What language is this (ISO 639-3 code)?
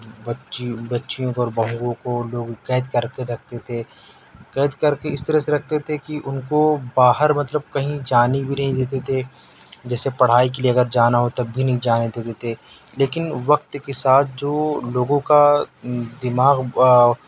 urd